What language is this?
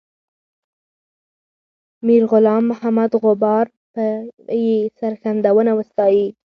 Pashto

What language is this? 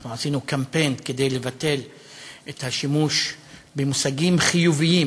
Hebrew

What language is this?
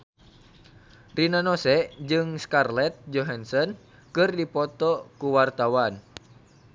Sundanese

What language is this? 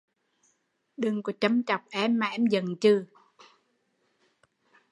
Vietnamese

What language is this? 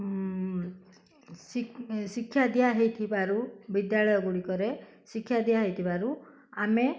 Odia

